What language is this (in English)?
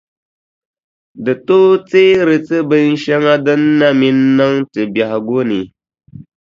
Dagbani